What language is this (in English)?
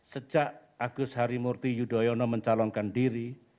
Indonesian